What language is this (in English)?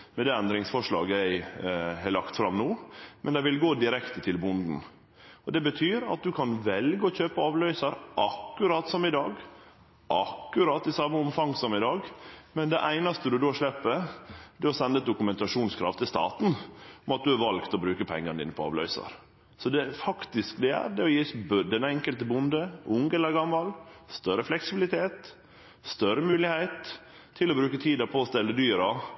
Norwegian Nynorsk